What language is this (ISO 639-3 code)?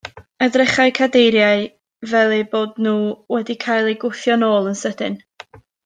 cym